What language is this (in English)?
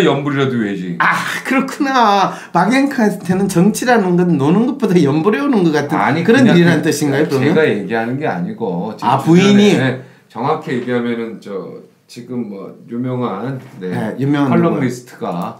Korean